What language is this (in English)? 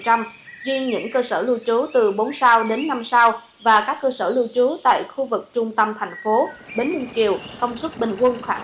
Vietnamese